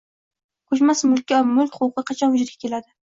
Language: Uzbek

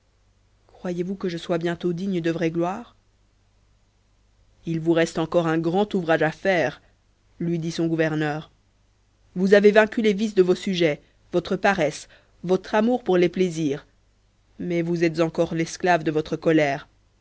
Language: French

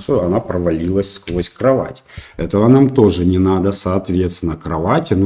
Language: Russian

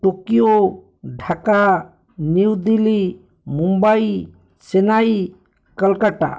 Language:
Odia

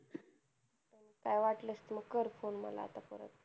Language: Marathi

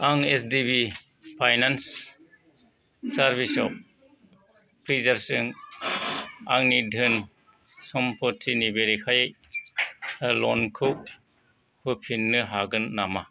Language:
Bodo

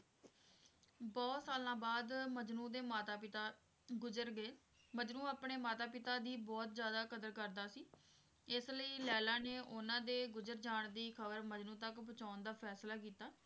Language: Punjabi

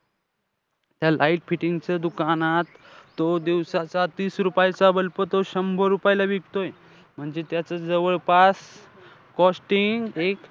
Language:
Marathi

